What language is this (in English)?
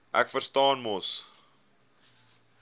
Afrikaans